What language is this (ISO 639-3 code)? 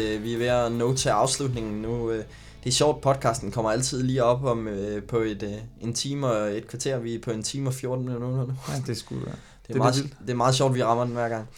dan